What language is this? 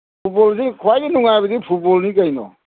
Manipuri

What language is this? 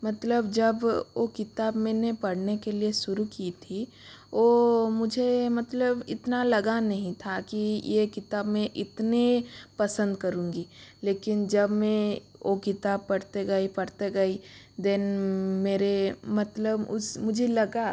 Hindi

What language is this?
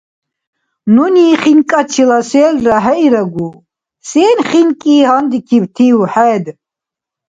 Dargwa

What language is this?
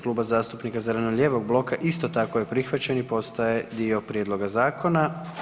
Croatian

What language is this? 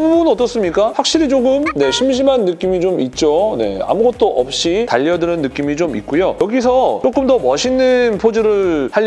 Korean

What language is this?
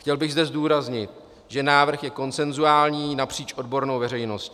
Czech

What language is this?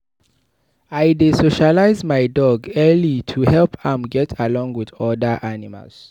Nigerian Pidgin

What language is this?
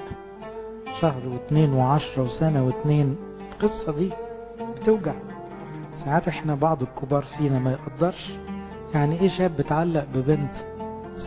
Arabic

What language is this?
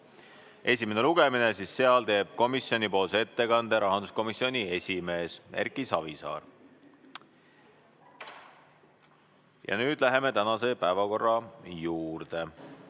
Estonian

